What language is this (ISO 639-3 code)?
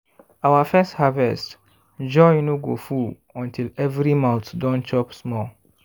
pcm